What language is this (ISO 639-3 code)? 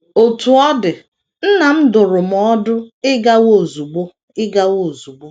ibo